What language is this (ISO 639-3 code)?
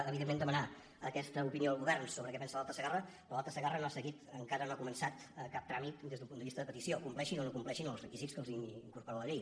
cat